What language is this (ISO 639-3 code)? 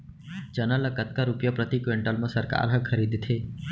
hne